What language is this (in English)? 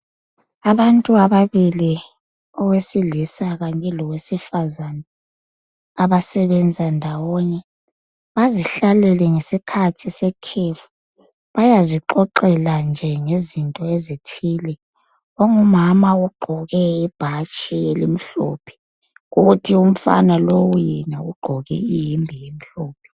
North Ndebele